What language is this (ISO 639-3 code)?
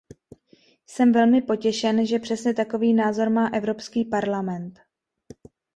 ces